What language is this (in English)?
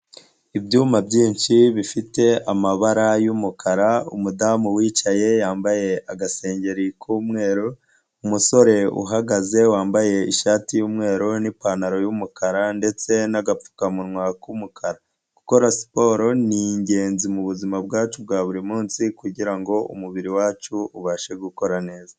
Kinyarwanda